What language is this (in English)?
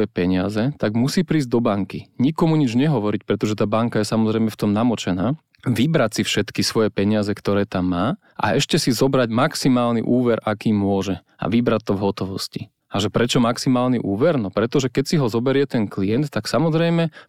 Slovak